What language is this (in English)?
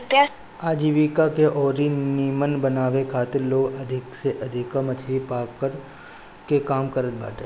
Bhojpuri